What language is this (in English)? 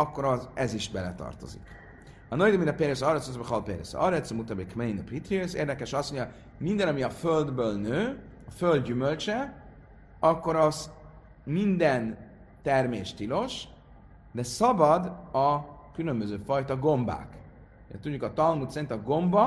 Hungarian